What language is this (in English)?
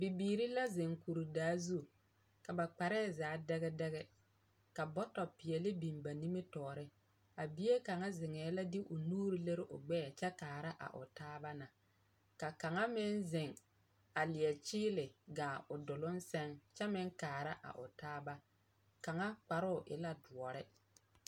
Southern Dagaare